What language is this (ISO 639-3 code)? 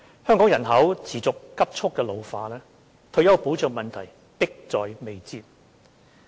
yue